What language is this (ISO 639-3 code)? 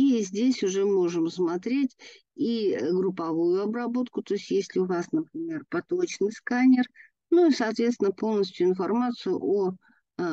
rus